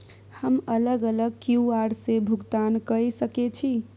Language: Maithili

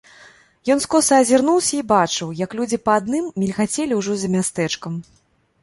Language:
Belarusian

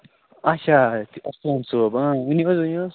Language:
Kashmiri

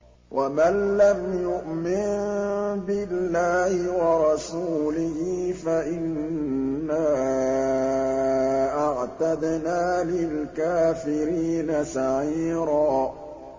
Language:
Arabic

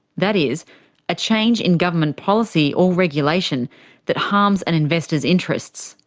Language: English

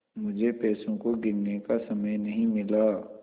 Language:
Hindi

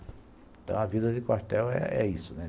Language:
Portuguese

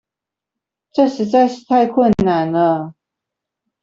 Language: Chinese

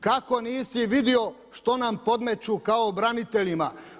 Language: Croatian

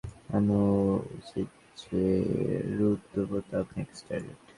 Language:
Bangla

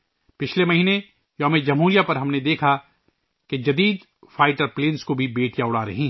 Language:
Urdu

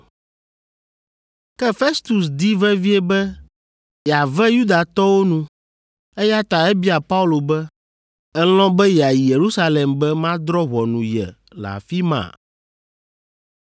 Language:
Ewe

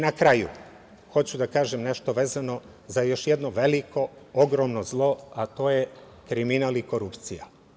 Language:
Serbian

